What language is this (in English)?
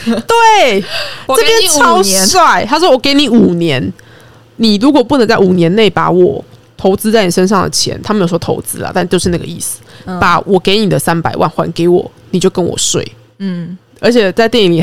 Chinese